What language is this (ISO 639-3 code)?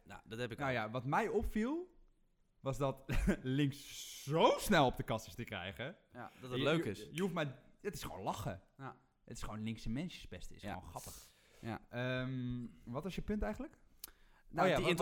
nld